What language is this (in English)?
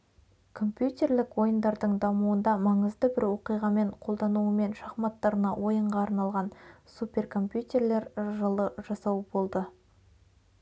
Kazakh